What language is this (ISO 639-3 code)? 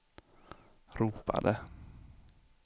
swe